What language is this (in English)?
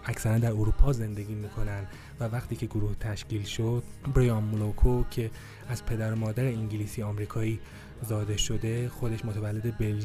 Persian